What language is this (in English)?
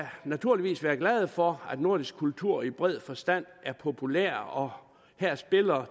Danish